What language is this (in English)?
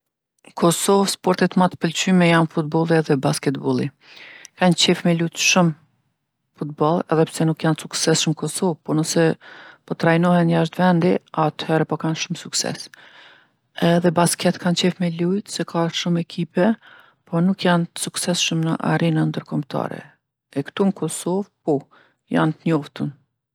Gheg Albanian